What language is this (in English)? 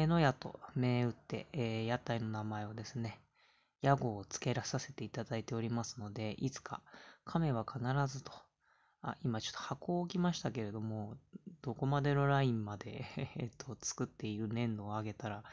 Japanese